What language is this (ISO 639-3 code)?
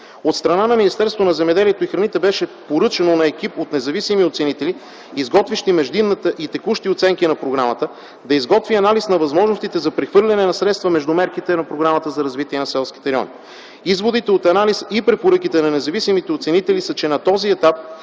bul